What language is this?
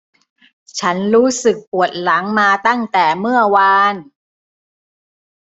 Thai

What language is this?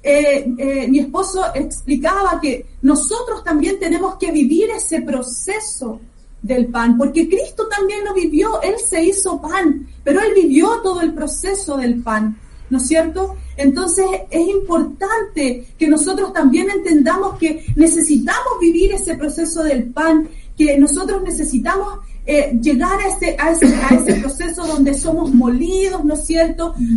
Spanish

